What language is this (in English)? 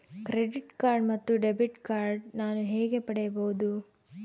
Kannada